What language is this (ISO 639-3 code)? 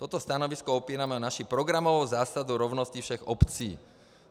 ces